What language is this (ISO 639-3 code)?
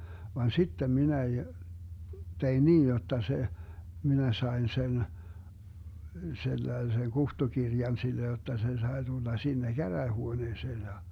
fin